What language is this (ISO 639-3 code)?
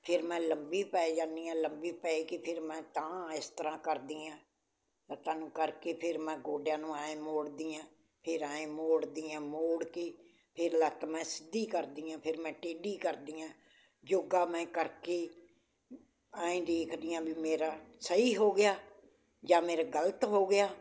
pan